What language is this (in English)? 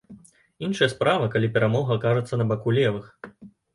Belarusian